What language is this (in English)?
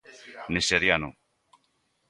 Galician